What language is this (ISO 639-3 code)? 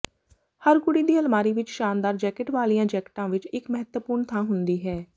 pan